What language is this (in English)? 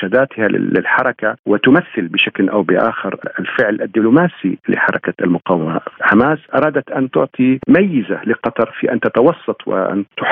Arabic